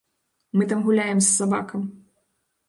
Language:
Belarusian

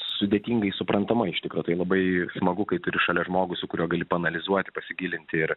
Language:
Lithuanian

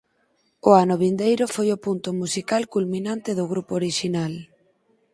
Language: Galician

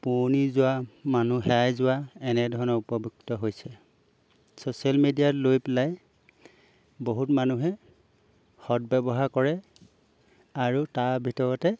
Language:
Assamese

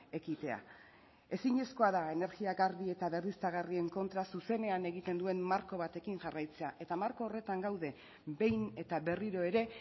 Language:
Basque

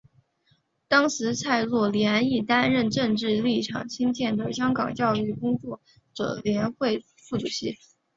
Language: Chinese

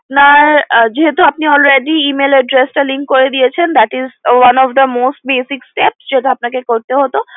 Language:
Bangla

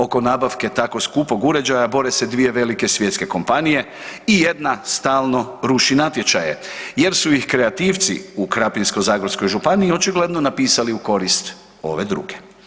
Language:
Croatian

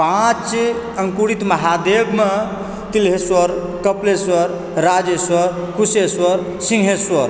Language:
Maithili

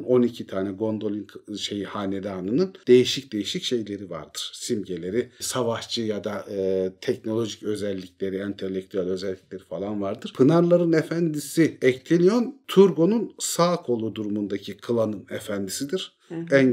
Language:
Turkish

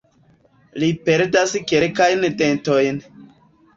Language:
Esperanto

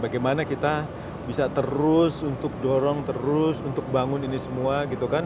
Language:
Indonesian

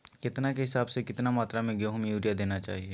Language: Magahi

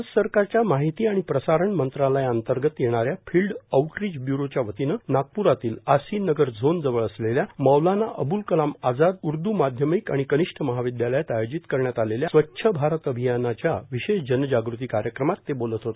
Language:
Marathi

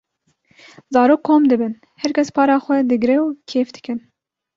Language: Kurdish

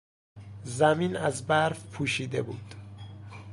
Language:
Persian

